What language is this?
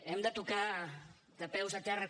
Catalan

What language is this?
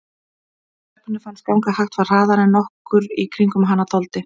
Icelandic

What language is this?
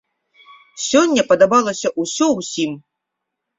Belarusian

